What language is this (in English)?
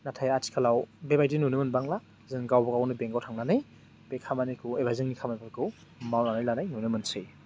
Bodo